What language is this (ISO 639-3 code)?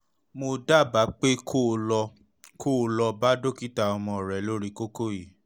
yor